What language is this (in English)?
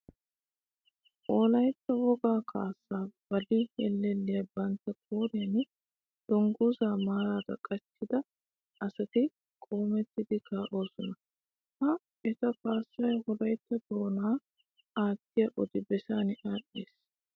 Wolaytta